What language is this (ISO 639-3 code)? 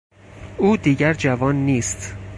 fas